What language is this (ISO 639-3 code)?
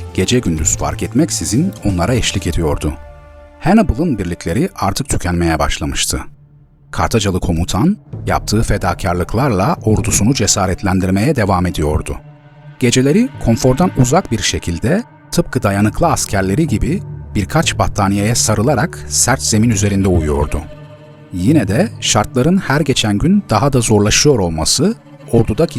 tur